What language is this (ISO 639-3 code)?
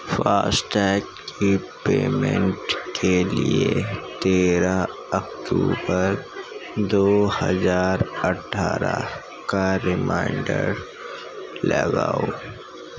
urd